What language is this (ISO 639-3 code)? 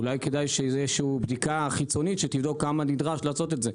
heb